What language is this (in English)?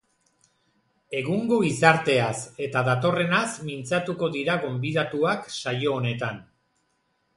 Basque